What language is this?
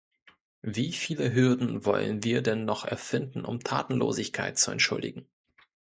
German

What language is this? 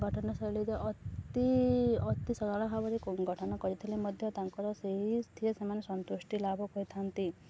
Odia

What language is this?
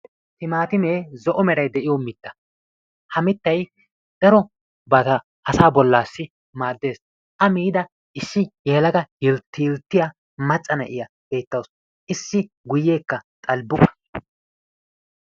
Wolaytta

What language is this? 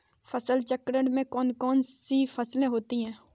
Hindi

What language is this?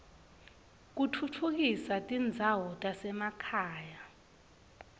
Swati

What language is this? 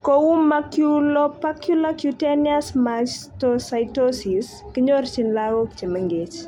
Kalenjin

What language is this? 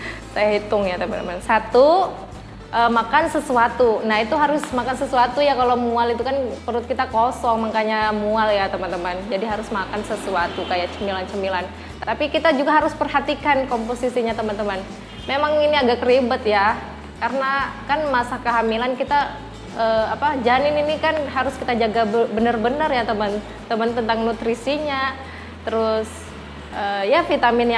Indonesian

